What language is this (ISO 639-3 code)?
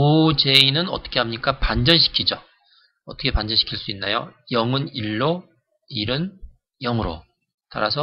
kor